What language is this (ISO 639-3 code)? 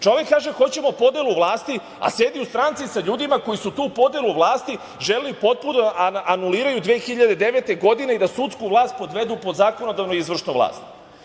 srp